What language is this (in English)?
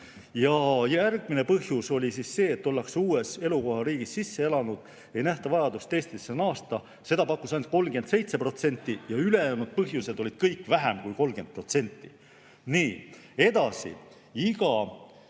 Estonian